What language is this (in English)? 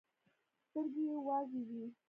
Pashto